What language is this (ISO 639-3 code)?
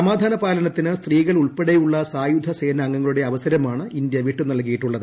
mal